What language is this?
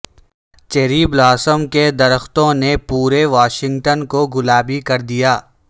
Urdu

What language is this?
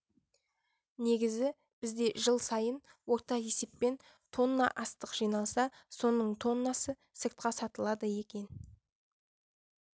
Kazakh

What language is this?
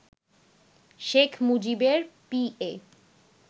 Bangla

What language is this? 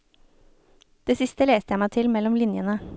Norwegian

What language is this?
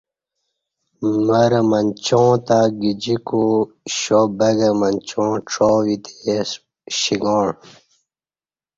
Kati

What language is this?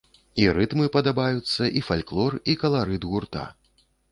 Belarusian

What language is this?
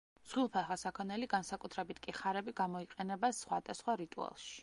Georgian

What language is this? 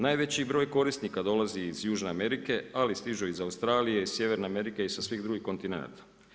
Croatian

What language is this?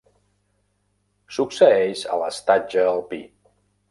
Catalan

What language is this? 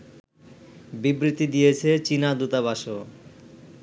Bangla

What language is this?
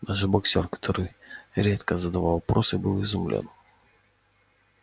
Russian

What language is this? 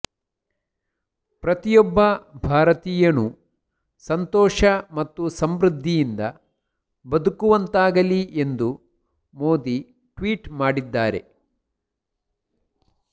Kannada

